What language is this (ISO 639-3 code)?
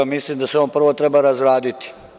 srp